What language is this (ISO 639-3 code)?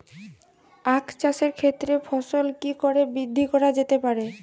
ben